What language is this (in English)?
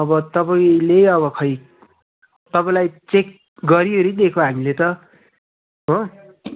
Nepali